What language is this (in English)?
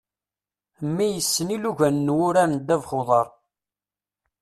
Kabyle